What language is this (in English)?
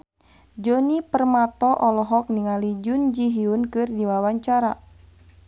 Sundanese